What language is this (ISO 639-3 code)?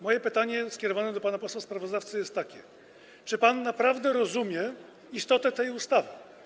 pol